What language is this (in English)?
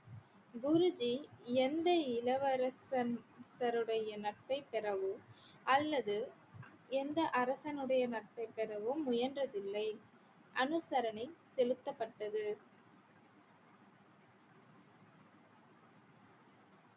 Tamil